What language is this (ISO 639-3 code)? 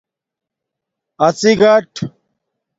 dmk